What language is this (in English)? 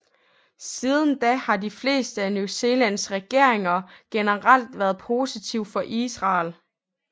Danish